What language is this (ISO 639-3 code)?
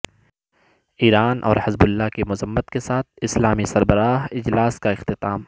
urd